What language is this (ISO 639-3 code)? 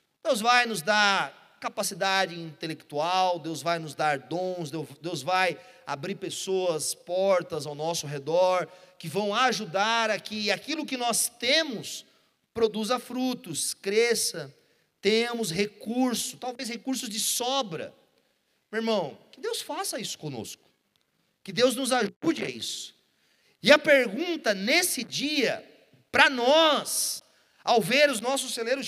por